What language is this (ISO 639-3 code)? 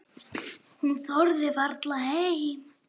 isl